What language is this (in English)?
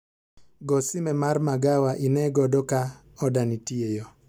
Luo (Kenya and Tanzania)